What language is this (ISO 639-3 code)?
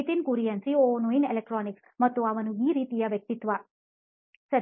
kan